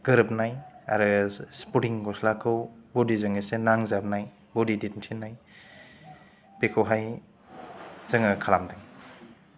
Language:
Bodo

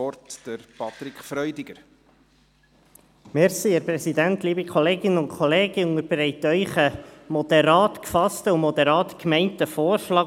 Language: Swiss German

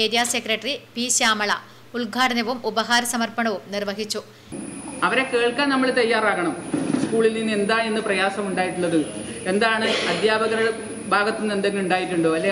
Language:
Malayalam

